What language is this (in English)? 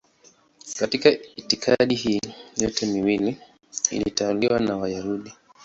Swahili